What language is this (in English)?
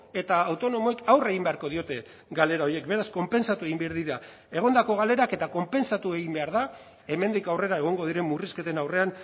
Basque